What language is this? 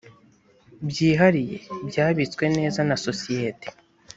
Kinyarwanda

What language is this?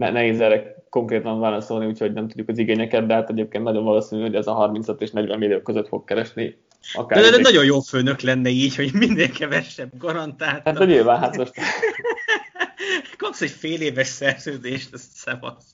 Hungarian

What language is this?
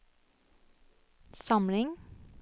Norwegian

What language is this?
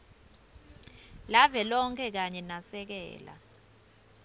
Swati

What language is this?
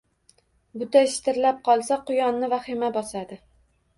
Uzbek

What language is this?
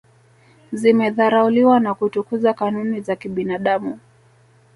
Swahili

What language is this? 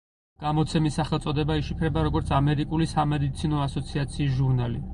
Georgian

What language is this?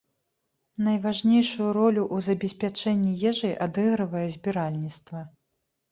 Belarusian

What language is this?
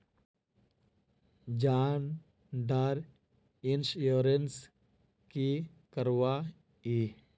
Magahi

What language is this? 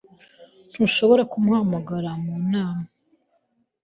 Kinyarwanda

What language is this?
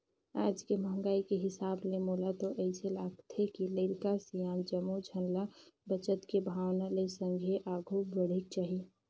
Chhattisgarhi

